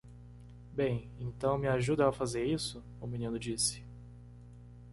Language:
Portuguese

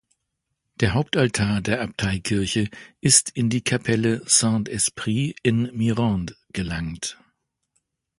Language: German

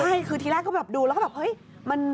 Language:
Thai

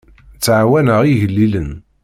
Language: Kabyle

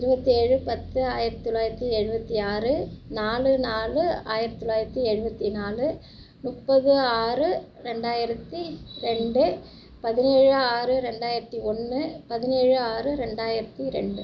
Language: Tamil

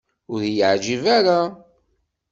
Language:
Kabyle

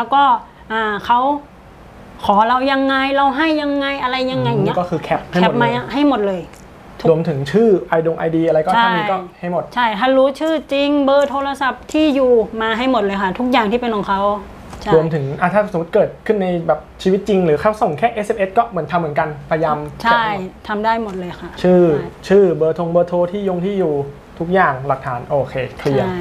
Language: Thai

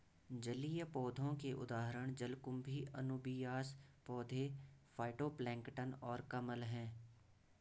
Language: Hindi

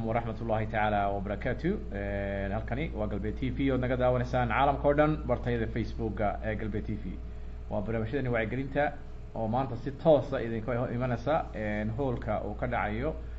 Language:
Arabic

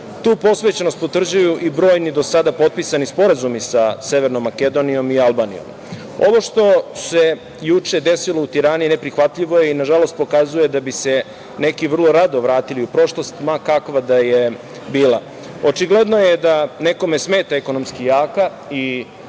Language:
Serbian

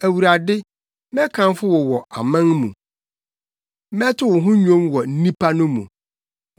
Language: Akan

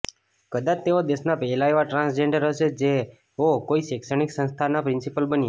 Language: Gujarati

